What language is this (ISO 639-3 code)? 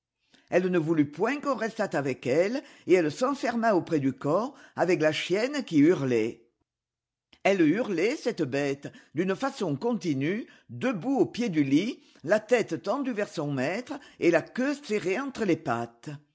fra